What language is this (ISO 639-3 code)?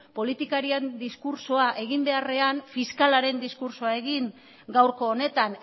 eus